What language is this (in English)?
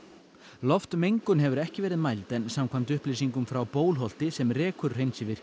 Icelandic